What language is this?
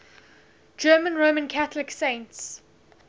English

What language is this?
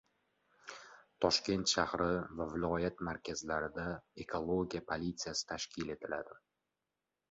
Uzbek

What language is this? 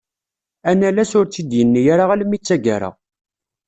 Kabyle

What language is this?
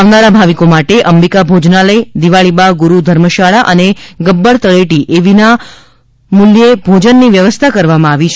Gujarati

